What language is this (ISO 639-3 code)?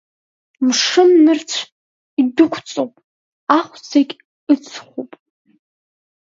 abk